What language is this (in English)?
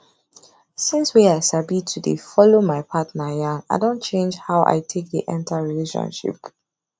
Nigerian Pidgin